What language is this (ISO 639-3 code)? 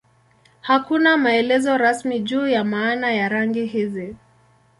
swa